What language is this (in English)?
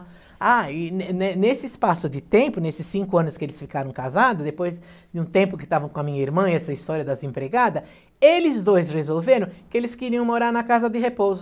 Portuguese